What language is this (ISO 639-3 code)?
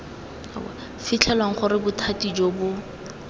tsn